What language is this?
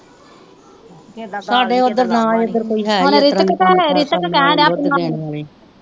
Punjabi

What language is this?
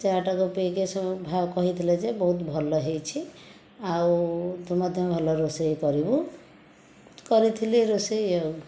Odia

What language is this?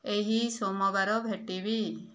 Odia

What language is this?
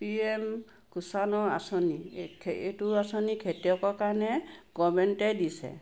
Assamese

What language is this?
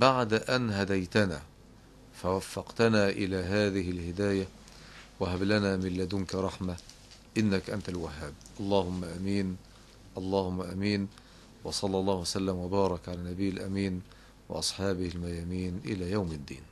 Arabic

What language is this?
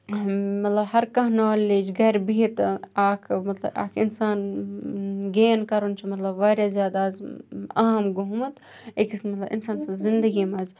Kashmiri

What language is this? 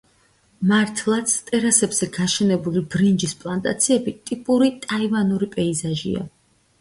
Georgian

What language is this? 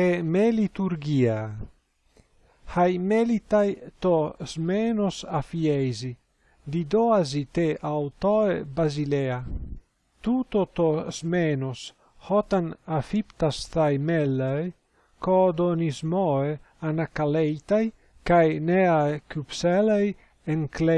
Greek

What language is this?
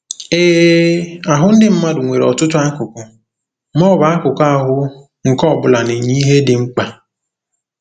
Igbo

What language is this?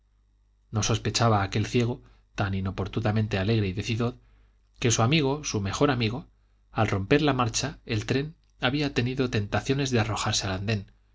Spanish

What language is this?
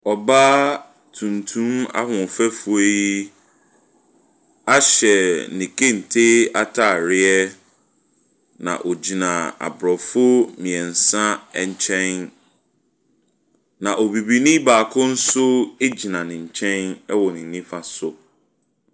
Akan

